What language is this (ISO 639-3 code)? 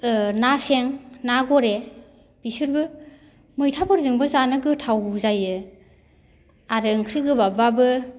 brx